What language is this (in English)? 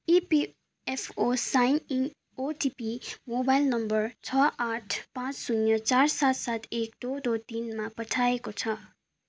Nepali